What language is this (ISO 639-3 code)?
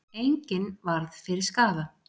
isl